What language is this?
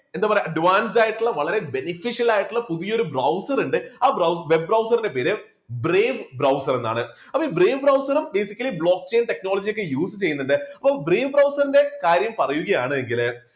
Malayalam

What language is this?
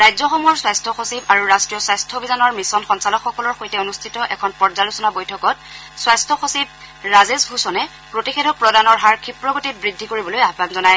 Assamese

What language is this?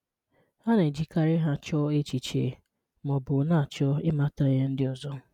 Igbo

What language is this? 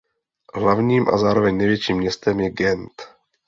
Czech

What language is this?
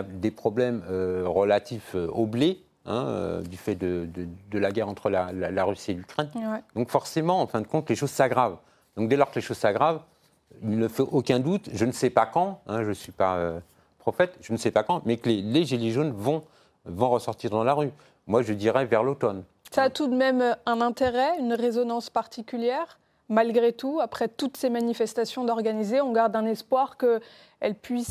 French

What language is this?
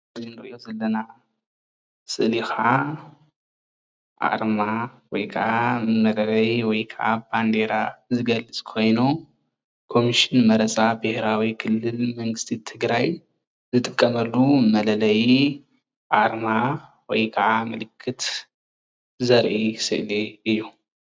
Tigrinya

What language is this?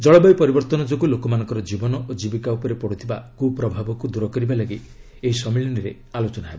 Odia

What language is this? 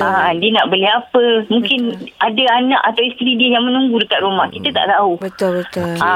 Malay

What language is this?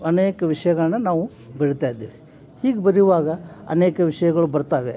Kannada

